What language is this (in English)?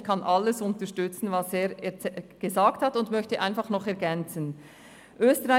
Swiss German